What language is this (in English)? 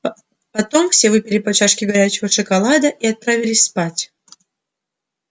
Russian